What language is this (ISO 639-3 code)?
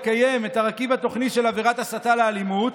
heb